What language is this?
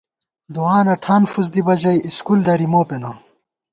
Gawar-Bati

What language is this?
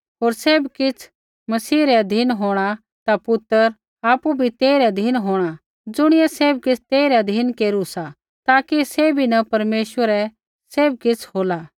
Kullu Pahari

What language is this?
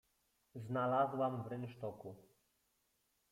Polish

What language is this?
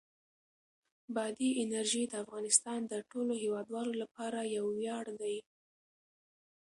Pashto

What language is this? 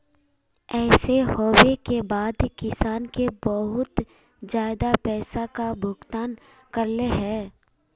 Magahi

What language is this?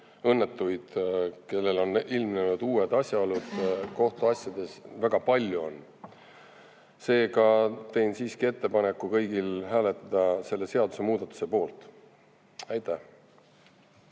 Estonian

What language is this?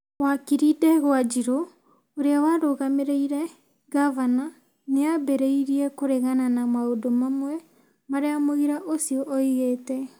Kikuyu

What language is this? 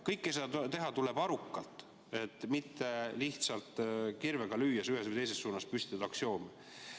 Estonian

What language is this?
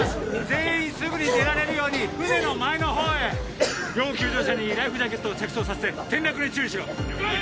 Japanese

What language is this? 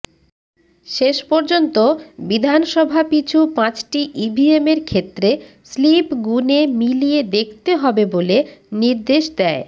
Bangla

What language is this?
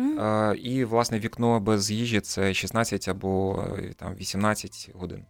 Ukrainian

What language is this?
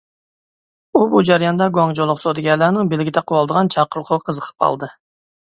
Uyghur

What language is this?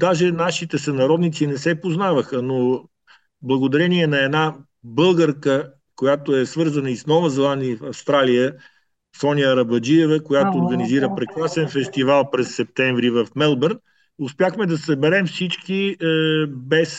Bulgarian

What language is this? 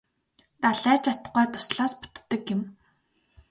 Mongolian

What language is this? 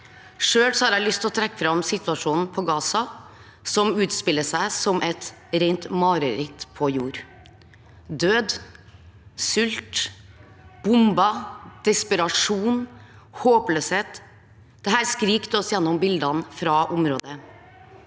Norwegian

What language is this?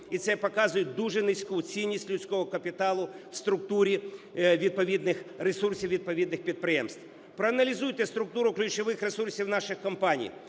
Ukrainian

